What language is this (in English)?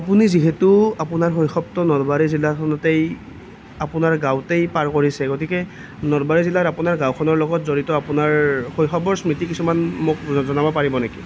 Assamese